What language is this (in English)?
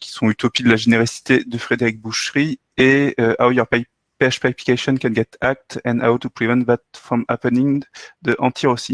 French